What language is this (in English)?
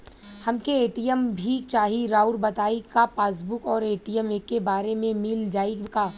Bhojpuri